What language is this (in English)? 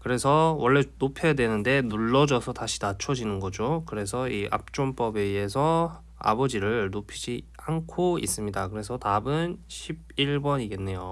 Korean